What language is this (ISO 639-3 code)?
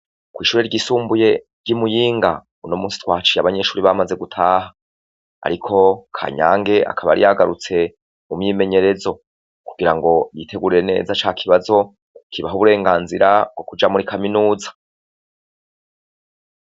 run